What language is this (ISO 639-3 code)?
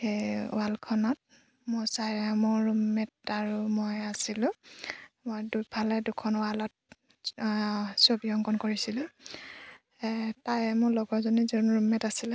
asm